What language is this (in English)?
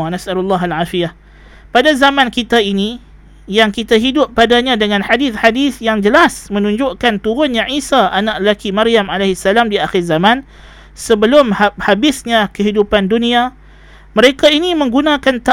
Malay